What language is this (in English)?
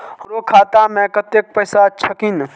Maithili